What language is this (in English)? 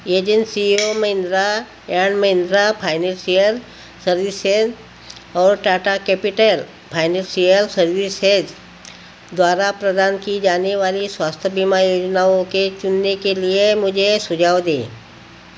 Hindi